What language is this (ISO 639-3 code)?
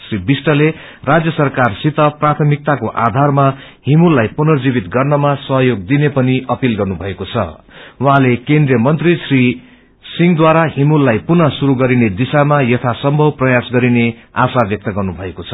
nep